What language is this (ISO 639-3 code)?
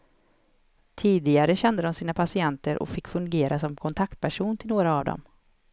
swe